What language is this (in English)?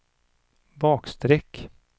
Swedish